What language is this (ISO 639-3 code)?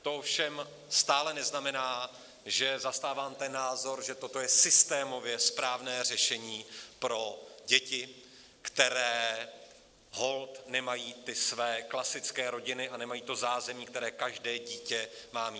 ces